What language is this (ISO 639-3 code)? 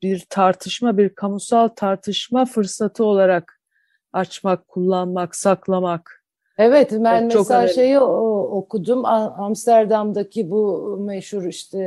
tur